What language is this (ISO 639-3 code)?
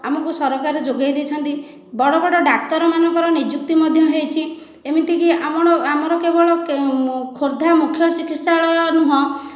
ori